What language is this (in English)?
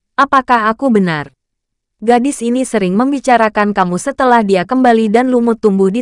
Indonesian